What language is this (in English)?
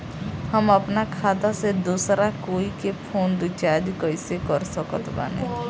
Bhojpuri